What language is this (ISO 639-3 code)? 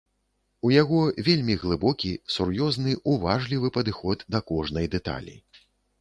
bel